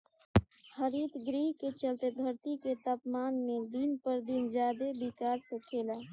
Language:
Bhojpuri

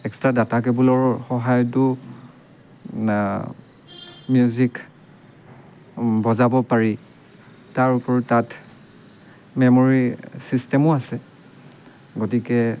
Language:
Assamese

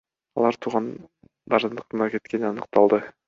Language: Kyrgyz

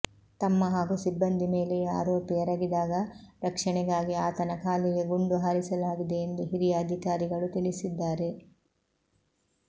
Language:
Kannada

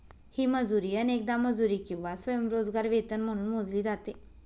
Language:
Marathi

